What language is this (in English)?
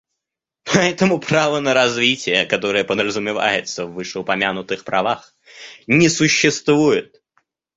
Russian